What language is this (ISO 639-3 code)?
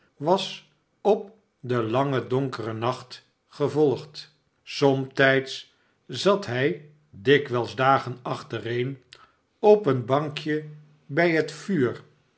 nld